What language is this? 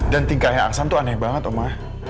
Indonesian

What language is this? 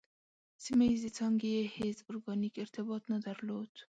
Pashto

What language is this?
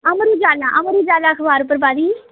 Dogri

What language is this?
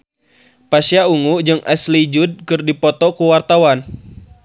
Sundanese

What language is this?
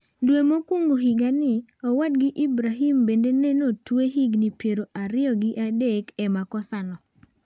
Luo (Kenya and Tanzania)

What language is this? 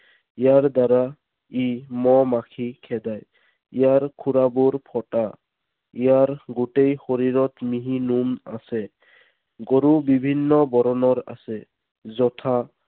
Assamese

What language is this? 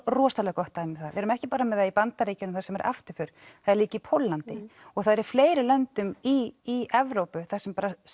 Icelandic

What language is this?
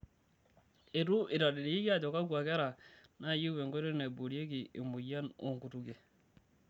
Masai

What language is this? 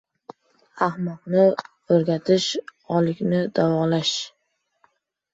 Uzbek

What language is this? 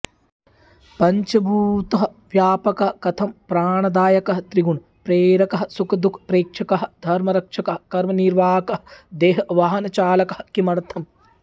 Sanskrit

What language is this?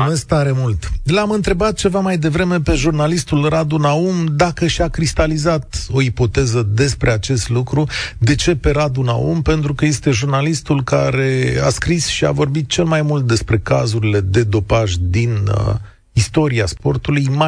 Romanian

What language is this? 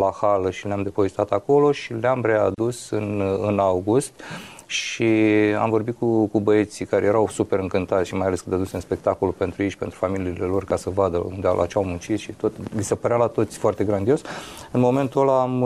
Romanian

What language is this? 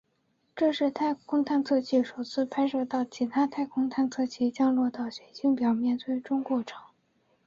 Chinese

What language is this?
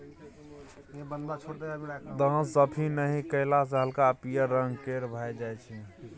Maithili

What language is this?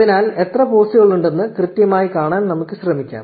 Malayalam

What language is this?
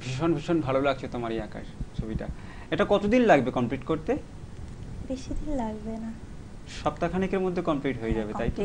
Hindi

